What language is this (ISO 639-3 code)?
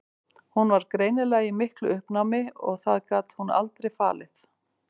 isl